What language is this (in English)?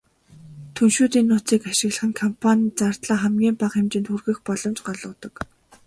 Mongolian